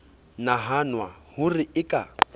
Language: Southern Sotho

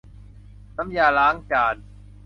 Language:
Thai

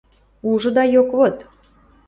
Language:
Western Mari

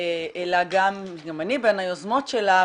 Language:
Hebrew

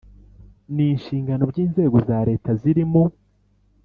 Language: Kinyarwanda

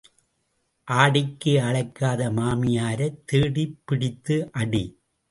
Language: Tamil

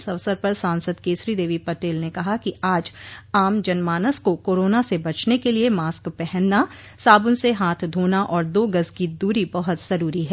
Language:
Hindi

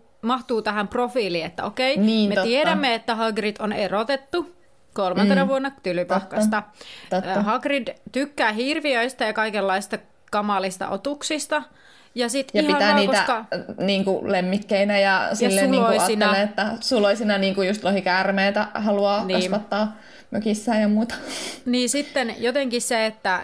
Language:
Finnish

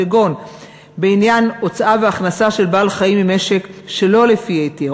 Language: Hebrew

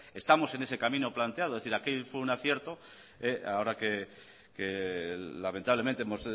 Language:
Spanish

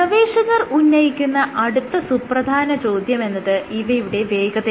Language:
Malayalam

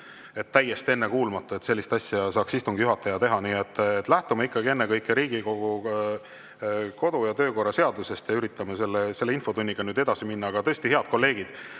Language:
Estonian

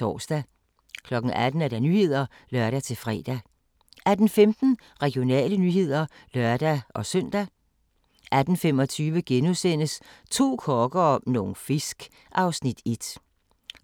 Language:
Danish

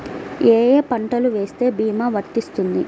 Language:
Telugu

